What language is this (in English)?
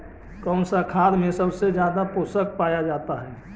Magahi